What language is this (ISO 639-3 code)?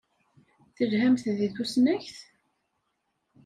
kab